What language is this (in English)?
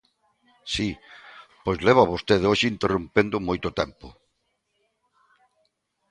Galician